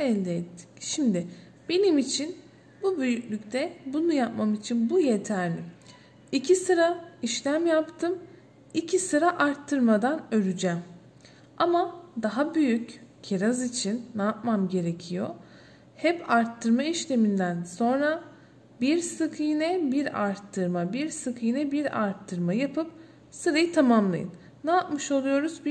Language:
Turkish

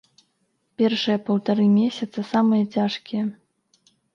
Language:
Belarusian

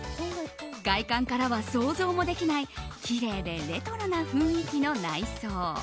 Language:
Japanese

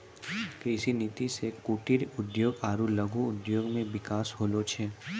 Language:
Maithili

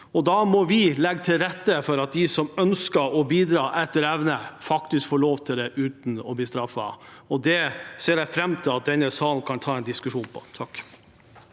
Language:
Norwegian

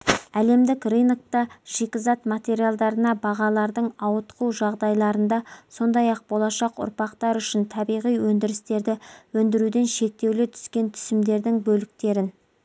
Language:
Kazakh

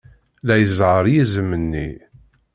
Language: Kabyle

